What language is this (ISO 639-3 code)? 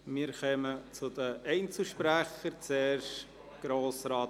gsw